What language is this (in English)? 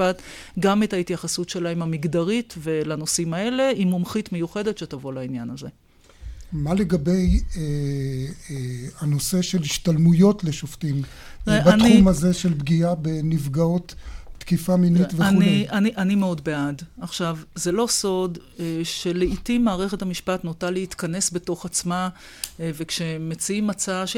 Hebrew